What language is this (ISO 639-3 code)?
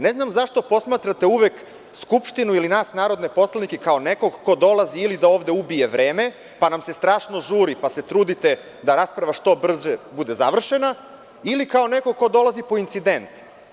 srp